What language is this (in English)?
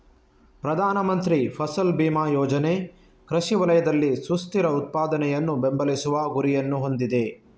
Kannada